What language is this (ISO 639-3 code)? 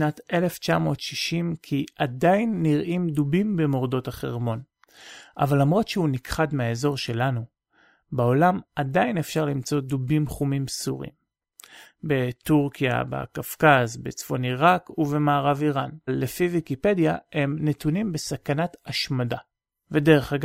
heb